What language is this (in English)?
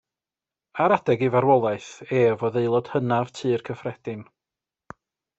Welsh